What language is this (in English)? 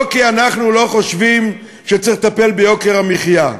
Hebrew